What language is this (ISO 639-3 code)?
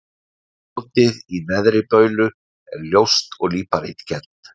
isl